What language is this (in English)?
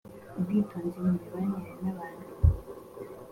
Kinyarwanda